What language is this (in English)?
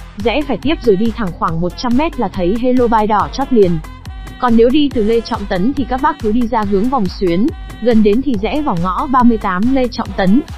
Vietnamese